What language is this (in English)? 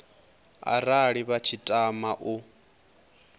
Venda